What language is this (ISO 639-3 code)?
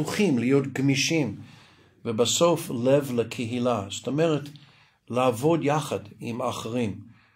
heb